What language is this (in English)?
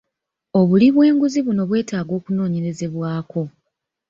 Ganda